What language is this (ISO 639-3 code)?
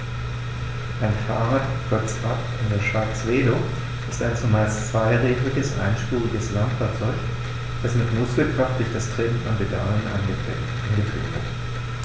deu